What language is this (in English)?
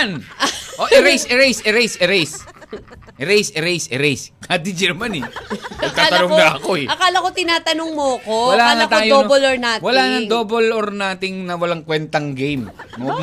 Filipino